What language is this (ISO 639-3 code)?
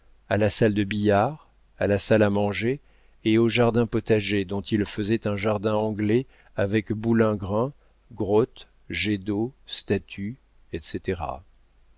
fra